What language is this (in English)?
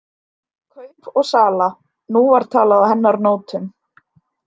Icelandic